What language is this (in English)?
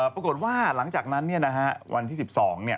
Thai